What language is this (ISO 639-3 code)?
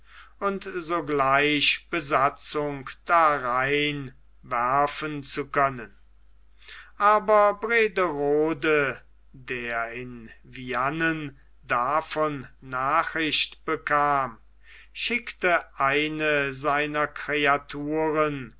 deu